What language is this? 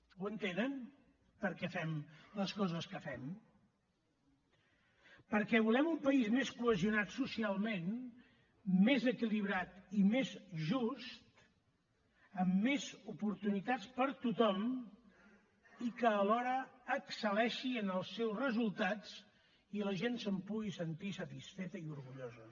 Catalan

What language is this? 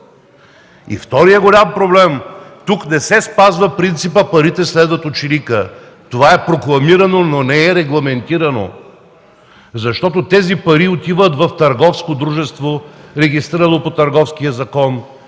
Bulgarian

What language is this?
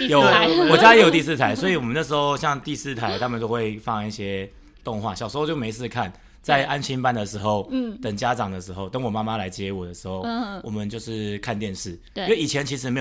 Chinese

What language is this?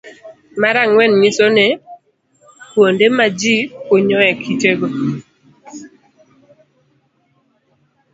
Luo (Kenya and Tanzania)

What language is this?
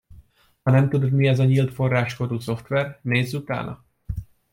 Hungarian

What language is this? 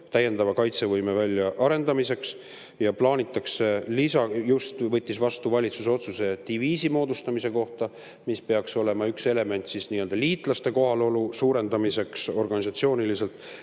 Estonian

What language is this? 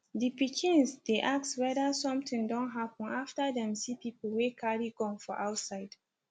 Nigerian Pidgin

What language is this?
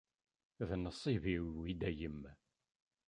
Kabyle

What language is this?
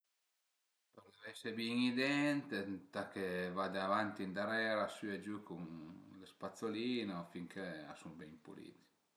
Piedmontese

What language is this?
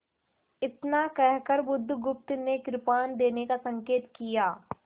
Hindi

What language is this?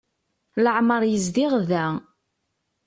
Kabyle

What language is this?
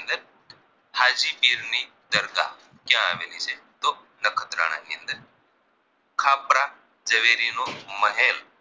Gujarati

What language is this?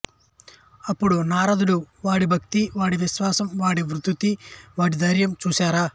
Telugu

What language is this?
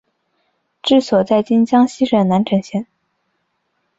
Chinese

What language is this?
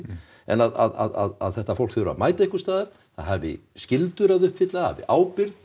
Icelandic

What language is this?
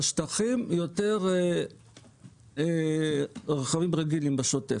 Hebrew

